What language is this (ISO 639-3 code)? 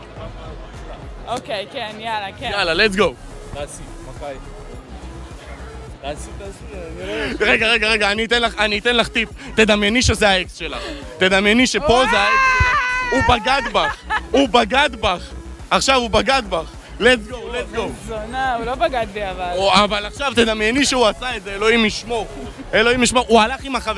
heb